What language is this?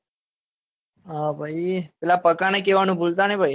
Gujarati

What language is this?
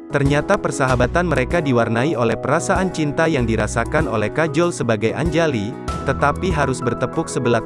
Indonesian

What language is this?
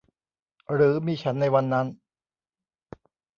Thai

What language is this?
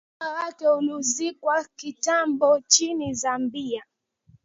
Swahili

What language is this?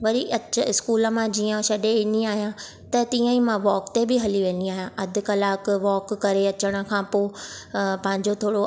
Sindhi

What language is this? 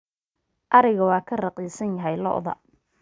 Somali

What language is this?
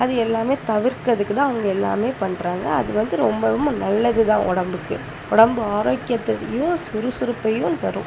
Tamil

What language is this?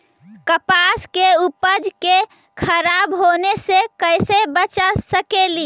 Magahi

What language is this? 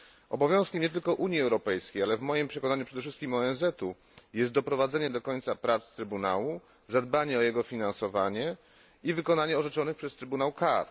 Polish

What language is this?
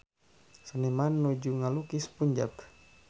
Sundanese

